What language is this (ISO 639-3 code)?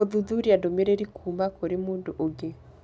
kik